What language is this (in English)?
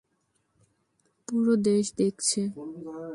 Bangla